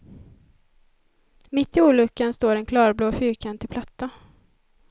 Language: Swedish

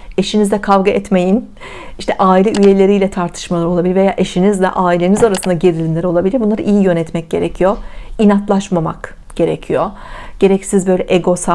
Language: Turkish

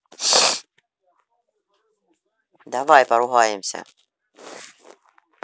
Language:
Russian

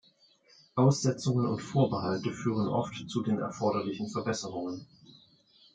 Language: German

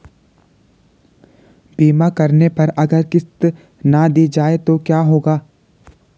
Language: Hindi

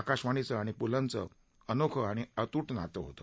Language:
Marathi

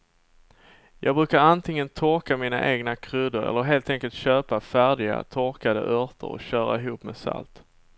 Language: Swedish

